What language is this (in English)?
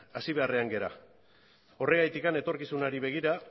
Basque